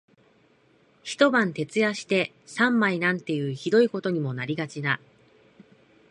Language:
Japanese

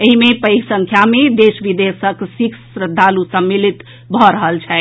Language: Maithili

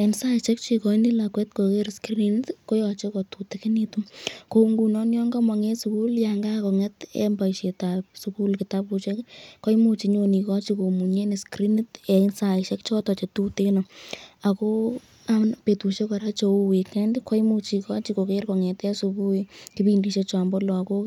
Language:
Kalenjin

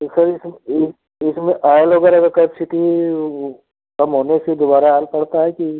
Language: Hindi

